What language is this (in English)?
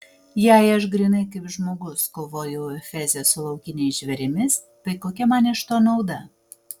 Lithuanian